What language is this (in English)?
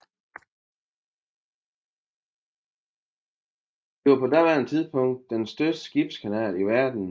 Danish